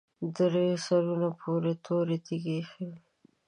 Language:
Pashto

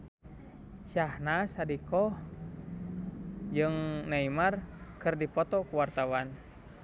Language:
Sundanese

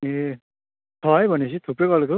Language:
Nepali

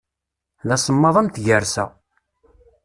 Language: Kabyle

